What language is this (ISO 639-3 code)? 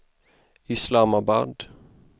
swe